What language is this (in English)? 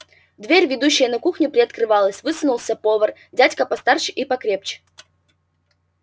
Russian